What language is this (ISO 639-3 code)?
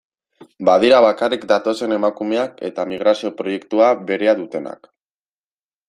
eus